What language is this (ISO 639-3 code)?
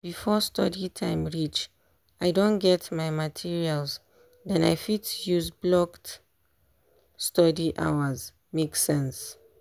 pcm